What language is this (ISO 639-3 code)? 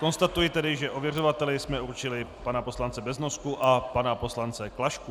ces